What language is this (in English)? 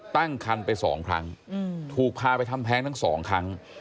Thai